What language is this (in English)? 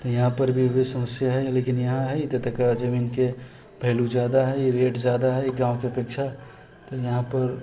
Maithili